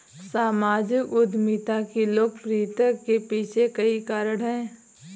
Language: Hindi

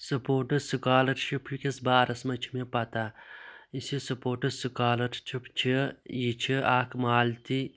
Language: Kashmiri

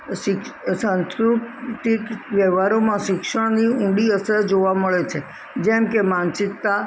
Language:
Gujarati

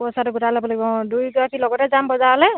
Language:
Assamese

